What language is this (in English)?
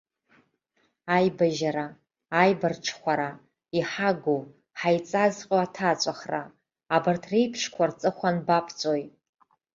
Abkhazian